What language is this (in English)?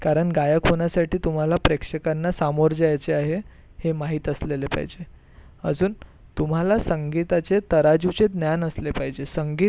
Marathi